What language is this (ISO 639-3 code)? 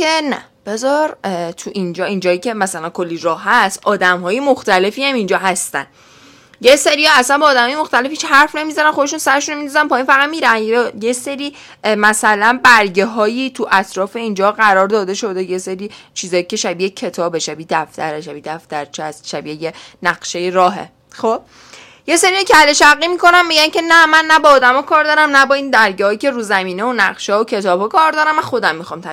fas